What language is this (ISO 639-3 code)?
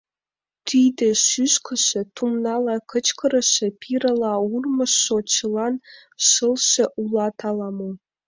chm